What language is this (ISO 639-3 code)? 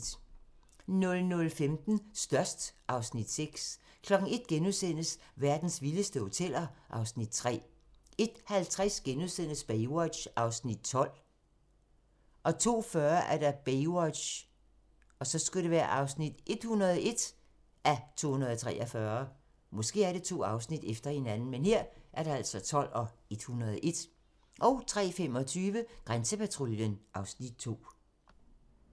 dan